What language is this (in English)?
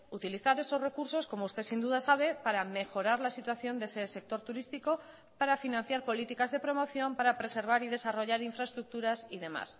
Spanish